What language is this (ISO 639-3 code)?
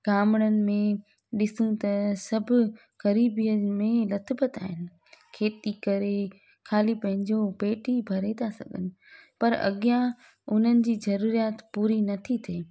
snd